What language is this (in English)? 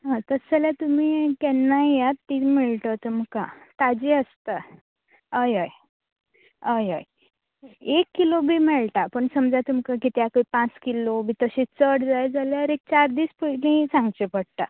Konkani